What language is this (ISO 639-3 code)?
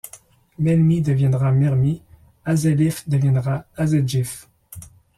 fra